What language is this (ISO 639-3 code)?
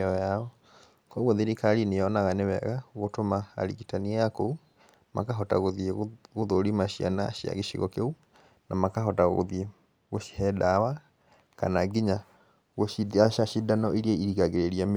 kik